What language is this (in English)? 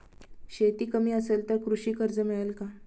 Marathi